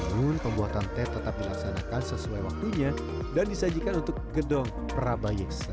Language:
Indonesian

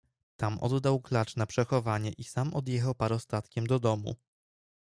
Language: Polish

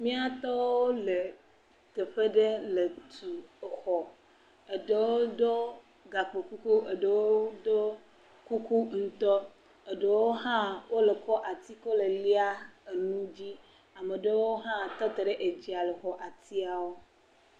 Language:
Ewe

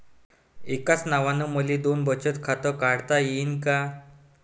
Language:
Marathi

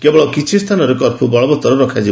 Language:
Odia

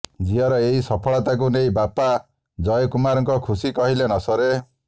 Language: Odia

